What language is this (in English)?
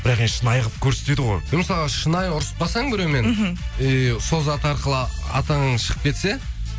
Kazakh